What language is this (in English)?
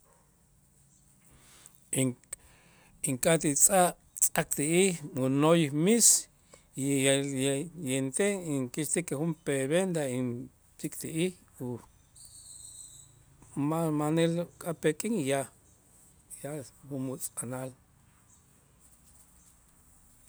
Itzá